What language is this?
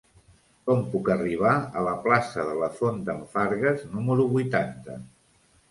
Catalan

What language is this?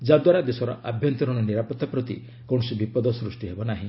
Odia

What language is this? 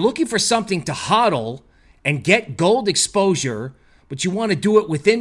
English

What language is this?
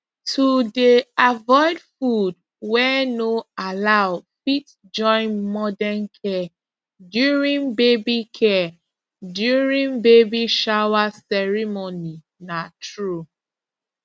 Nigerian Pidgin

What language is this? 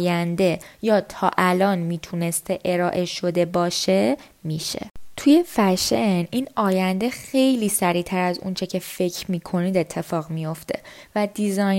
Persian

